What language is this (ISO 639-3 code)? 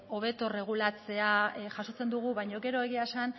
eus